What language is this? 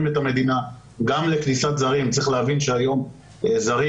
Hebrew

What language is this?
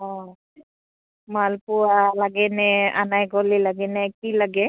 Assamese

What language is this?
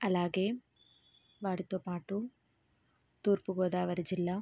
Telugu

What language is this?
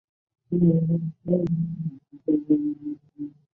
Chinese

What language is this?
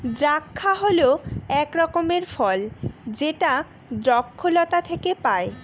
Bangla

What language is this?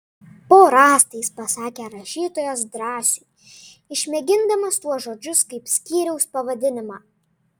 Lithuanian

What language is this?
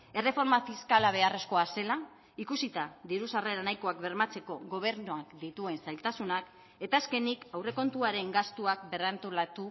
Basque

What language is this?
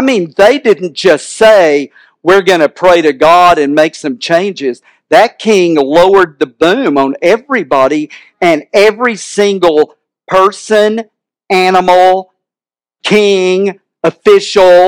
English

